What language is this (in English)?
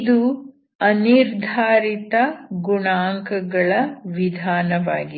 Kannada